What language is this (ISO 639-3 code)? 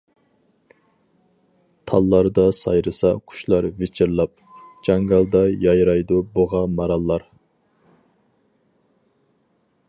uig